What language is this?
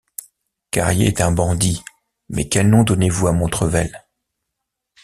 French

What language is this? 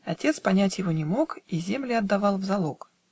Russian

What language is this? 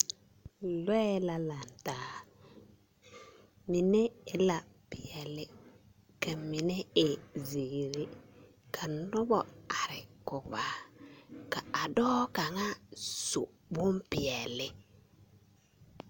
Southern Dagaare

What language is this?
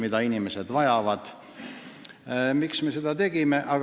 Estonian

